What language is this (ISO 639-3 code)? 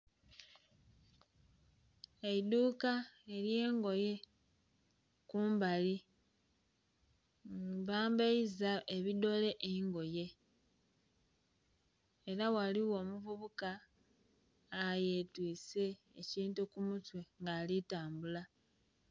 xog